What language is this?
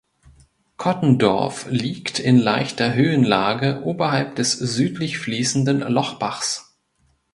German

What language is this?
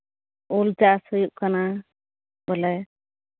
Santali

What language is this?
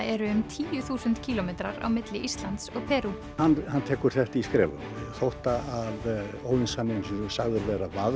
Icelandic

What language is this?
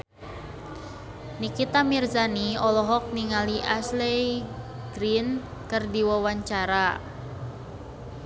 Sundanese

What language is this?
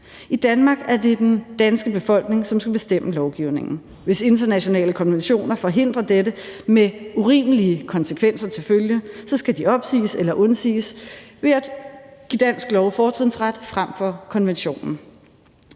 Danish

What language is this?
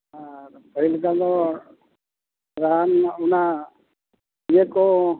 Santali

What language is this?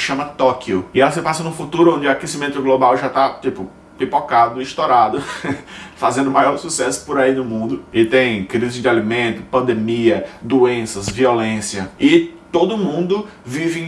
Portuguese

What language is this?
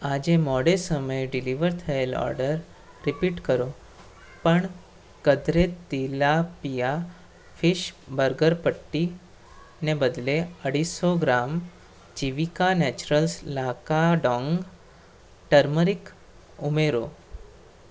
Gujarati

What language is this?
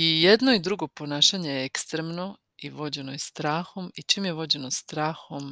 Croatian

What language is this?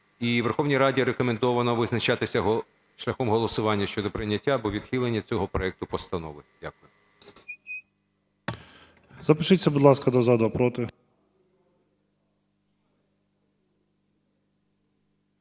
Ukrainian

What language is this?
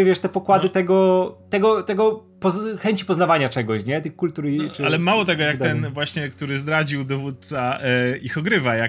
Polish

